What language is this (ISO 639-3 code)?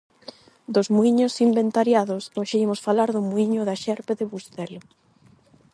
glg